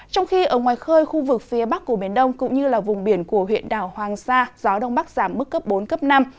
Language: Vietnamese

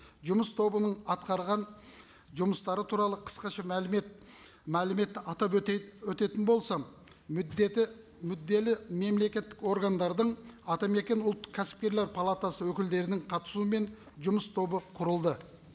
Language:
Kazakh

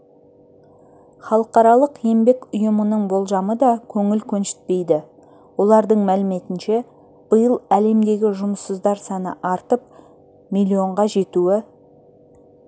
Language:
Kazakh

